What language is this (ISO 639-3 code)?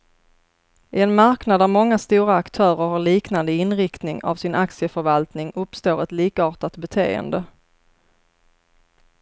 swe